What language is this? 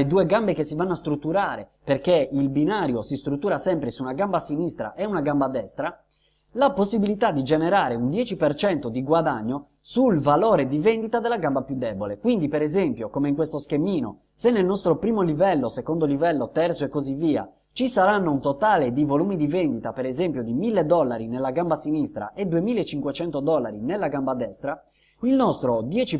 Italian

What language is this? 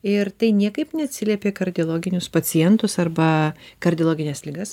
Lithuanian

